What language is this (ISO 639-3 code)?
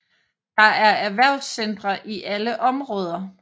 dan